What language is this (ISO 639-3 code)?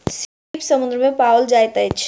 mai